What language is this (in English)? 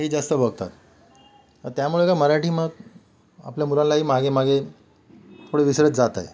Marathi